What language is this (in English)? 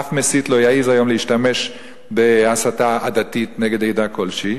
Hebrew